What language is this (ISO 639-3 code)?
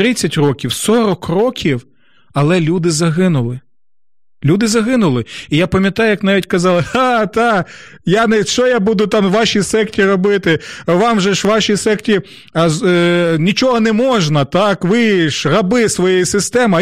ukr